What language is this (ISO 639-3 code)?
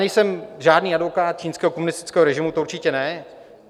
ces